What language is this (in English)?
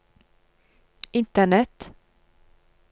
Norwegian